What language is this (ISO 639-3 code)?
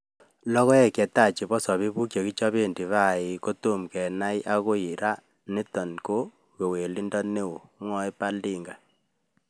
kln